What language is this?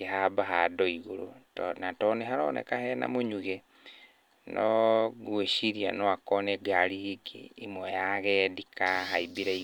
Kikuyu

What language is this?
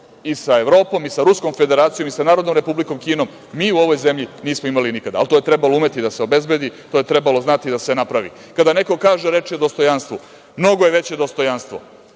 Serbian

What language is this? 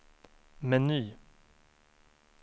Swedish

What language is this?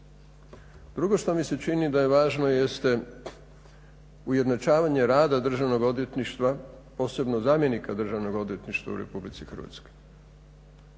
Croatian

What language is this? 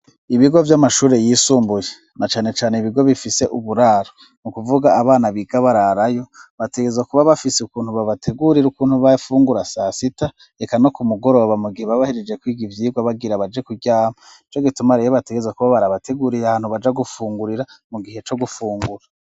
Rundi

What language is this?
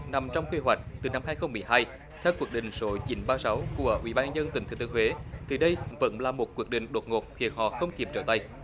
Vietnamese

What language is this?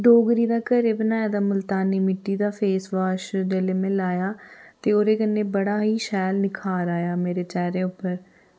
Dogri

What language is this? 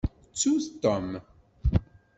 Kabyle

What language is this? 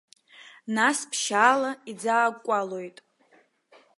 Abkhazian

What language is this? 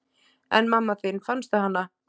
Icelandic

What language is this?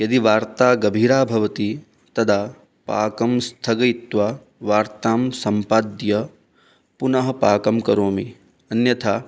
Sanskrit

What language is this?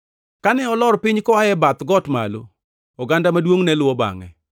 Luo (Kenya and Tanzania)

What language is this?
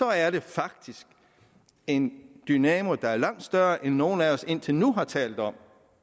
Danish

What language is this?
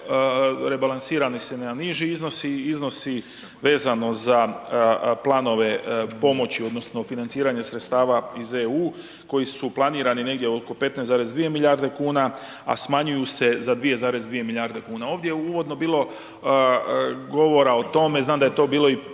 Croatian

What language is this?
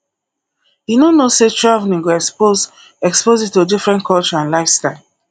Nigerian Pidgin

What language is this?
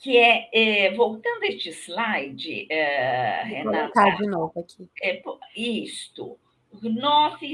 Portuguese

